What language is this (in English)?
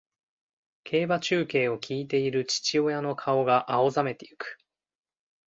Japanese